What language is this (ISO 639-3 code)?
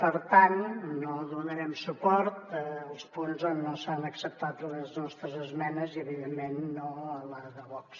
cat